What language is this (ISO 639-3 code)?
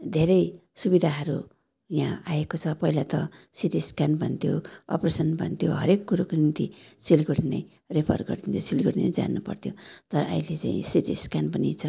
nep